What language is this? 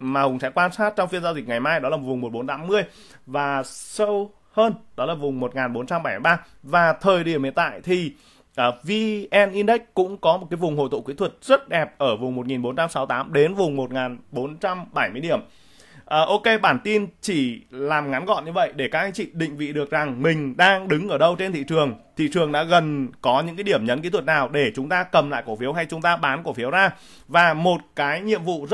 Vietnamese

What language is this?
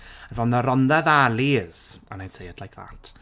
English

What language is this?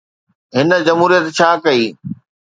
Sindhi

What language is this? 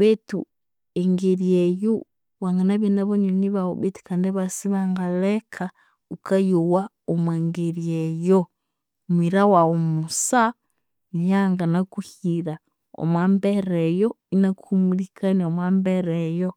Konzo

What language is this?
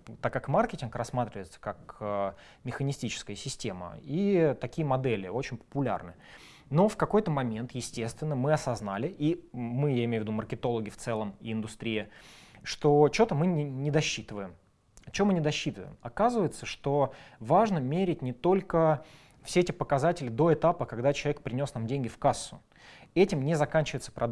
Russian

